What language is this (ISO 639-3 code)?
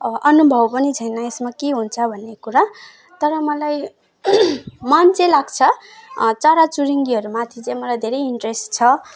nep